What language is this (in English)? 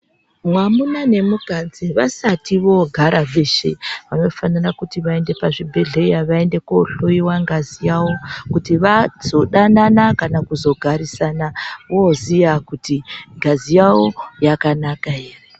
Ndau